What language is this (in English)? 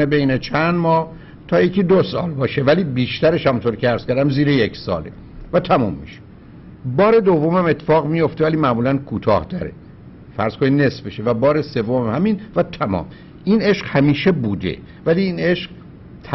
Persian